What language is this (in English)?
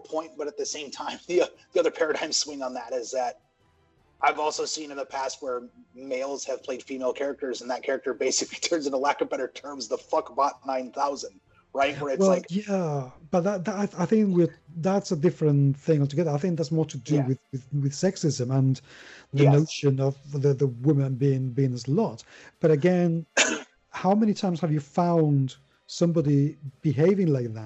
English